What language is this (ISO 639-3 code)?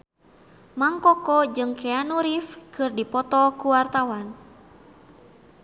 sun